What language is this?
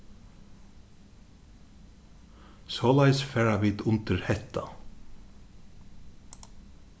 Faroese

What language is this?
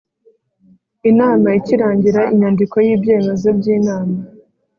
Kinyarwanda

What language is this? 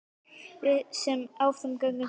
Icelandic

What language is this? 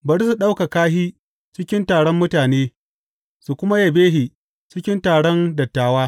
Hausa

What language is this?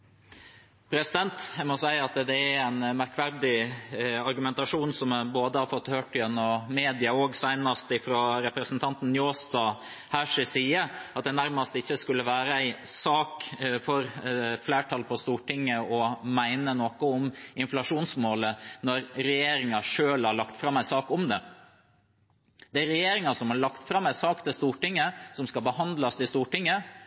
Norwegian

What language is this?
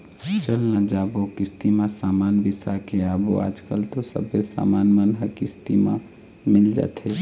Chhattisgarhi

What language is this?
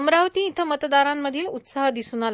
Marathi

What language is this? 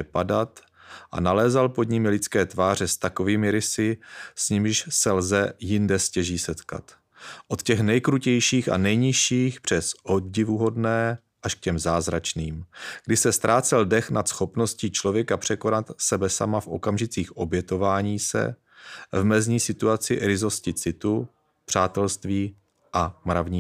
Czech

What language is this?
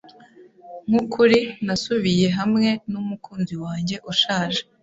Kinyarwanda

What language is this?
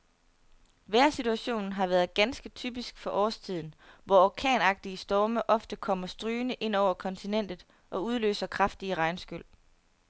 Danish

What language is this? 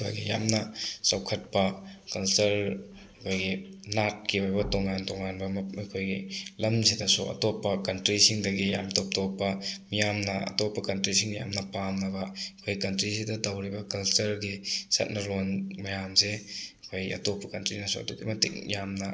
Manipuri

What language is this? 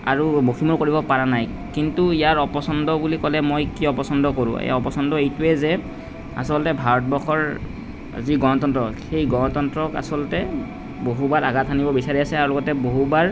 Assamese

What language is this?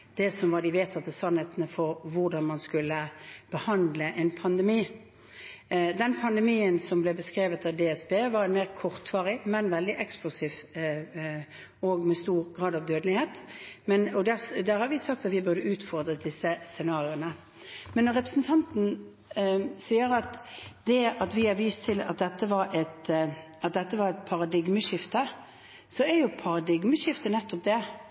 Norwegian Bokmål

